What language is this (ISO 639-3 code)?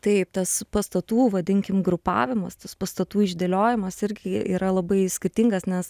lit